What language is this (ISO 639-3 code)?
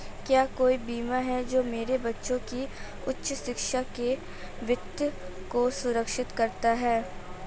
hin